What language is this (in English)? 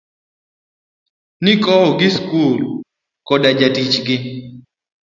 Luo (Kenya and Tanzania)